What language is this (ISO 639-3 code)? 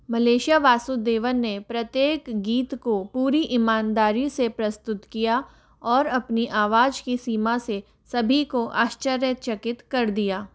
hin